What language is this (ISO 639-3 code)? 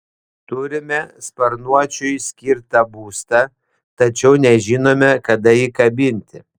lit